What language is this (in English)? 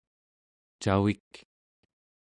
Central Yupik